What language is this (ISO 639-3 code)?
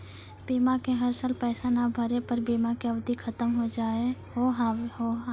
mai